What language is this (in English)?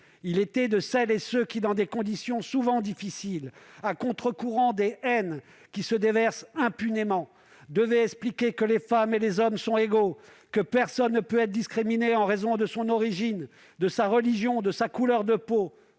French